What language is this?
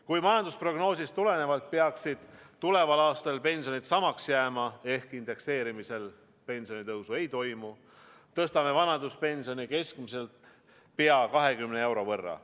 Estonian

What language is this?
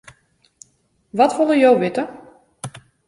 Western Frisian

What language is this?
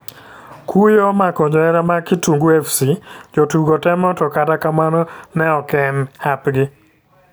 Luo (Kenya and Tanzania)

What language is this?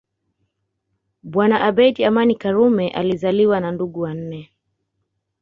Swahili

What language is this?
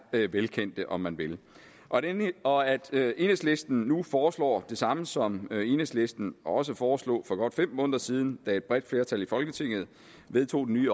Danish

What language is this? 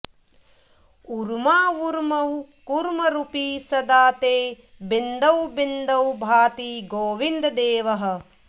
Sanskrit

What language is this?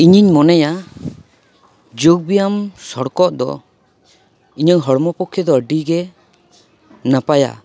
Santali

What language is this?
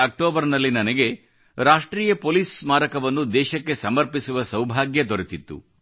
Kannada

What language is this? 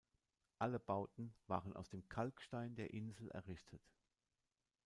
German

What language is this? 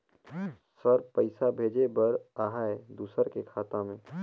Chhattisgarhi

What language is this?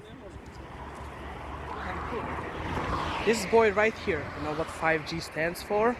English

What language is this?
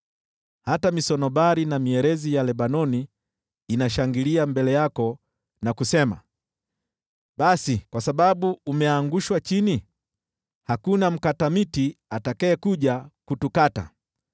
Swahili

